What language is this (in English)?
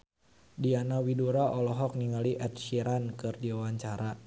Sundanese